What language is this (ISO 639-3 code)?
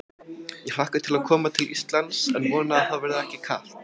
isl